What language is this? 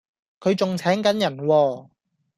Cantonese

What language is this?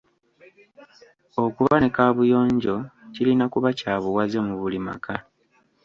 Ganda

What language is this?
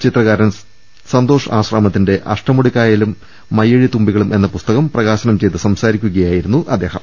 Malayalam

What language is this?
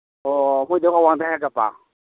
Manipuri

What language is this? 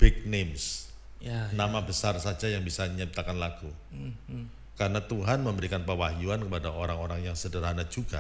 Indonesian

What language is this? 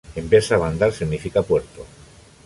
Spanish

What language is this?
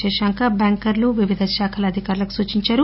Telugu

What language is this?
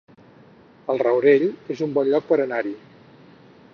Catalan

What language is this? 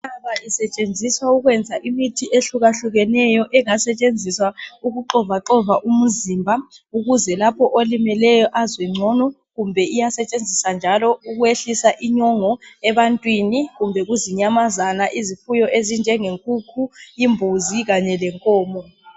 North Ndebele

